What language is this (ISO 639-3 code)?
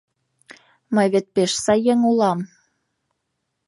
chm